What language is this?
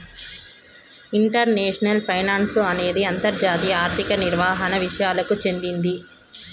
Telugu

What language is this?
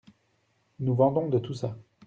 French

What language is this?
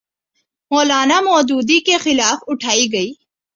Urdu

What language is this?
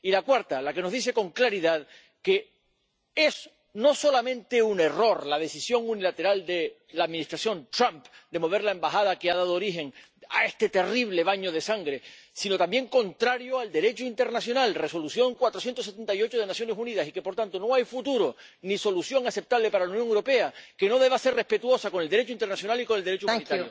Spanish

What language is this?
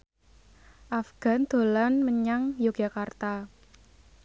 Javanese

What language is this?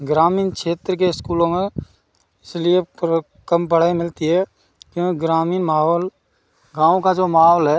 Hindi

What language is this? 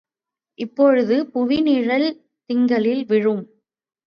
Tamil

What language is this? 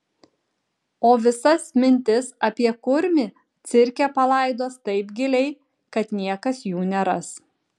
Lithuanian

